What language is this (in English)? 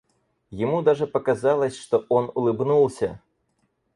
Russian